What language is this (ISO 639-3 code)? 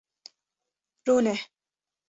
kur